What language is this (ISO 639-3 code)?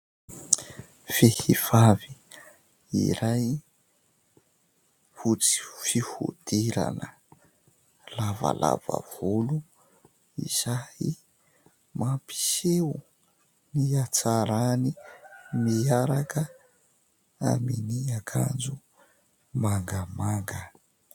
mlg